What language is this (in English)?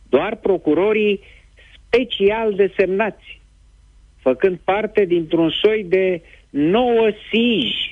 Romanian